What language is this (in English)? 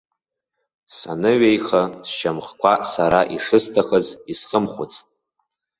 Abkhazian